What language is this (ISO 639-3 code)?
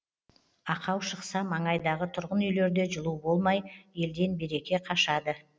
kaz